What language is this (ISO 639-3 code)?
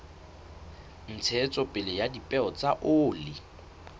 sot